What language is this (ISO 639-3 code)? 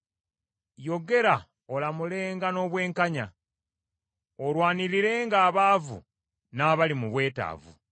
lug